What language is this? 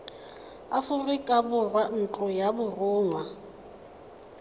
Tswana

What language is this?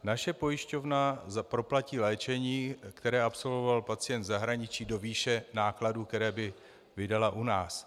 Czech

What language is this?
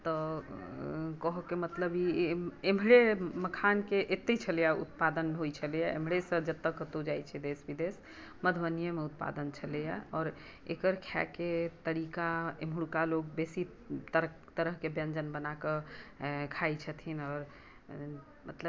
Maithili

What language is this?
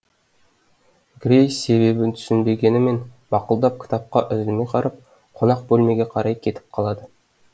Kazakh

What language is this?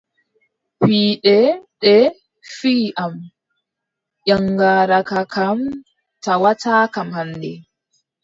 Adamawa Fulfulde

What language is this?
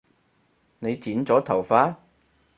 Cantonese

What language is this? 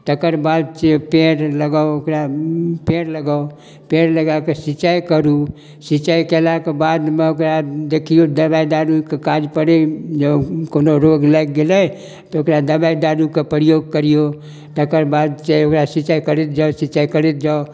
Maithili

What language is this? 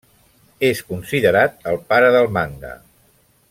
Catalan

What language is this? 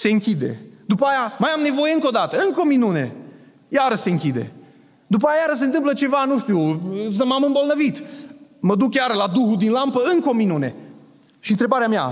Romanian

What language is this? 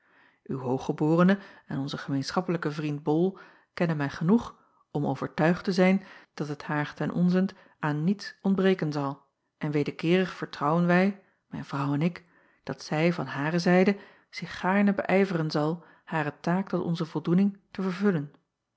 Dutch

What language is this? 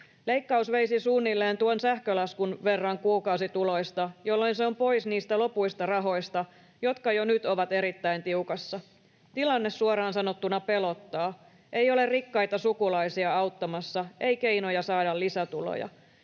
Finnish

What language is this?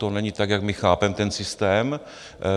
Czech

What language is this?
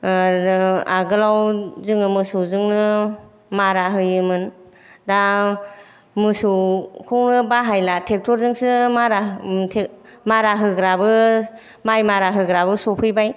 Bodo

